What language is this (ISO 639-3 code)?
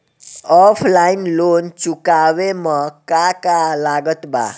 bho